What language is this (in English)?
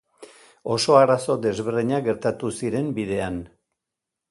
Basque